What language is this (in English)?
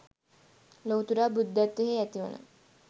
Sinhala